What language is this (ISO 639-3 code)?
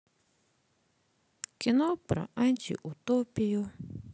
rus